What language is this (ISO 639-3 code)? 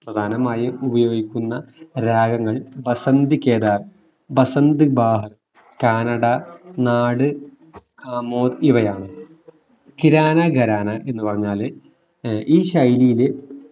mal